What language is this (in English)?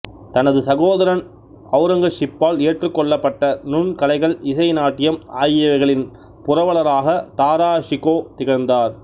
Tamil